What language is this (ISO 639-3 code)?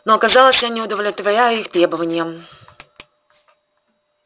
rus